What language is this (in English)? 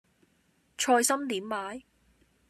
Cantonese